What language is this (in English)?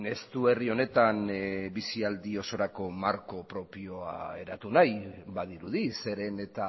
Basque